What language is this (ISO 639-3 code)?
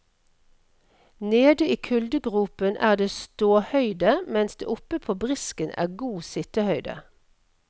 nor